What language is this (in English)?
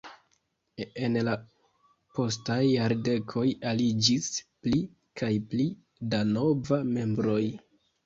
Esperanto